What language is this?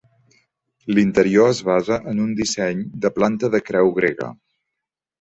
Catalan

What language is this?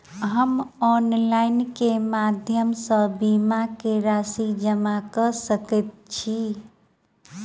Maithili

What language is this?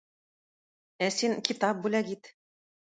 Tatar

